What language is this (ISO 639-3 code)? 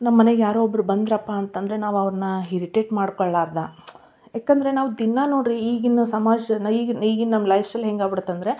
kan